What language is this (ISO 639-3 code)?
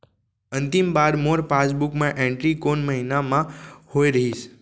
hne